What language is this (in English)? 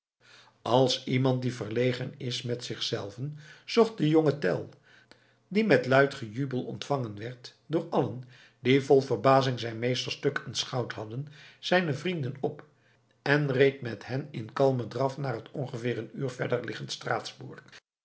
Dutch